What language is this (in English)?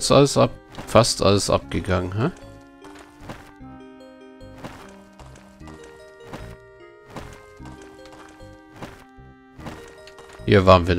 German